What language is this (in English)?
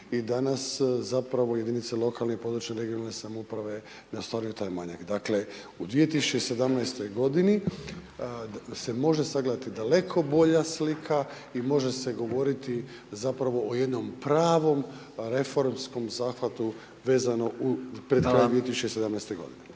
Croatian